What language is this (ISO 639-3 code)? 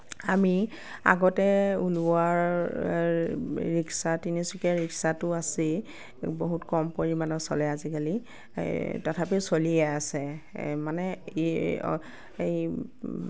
asm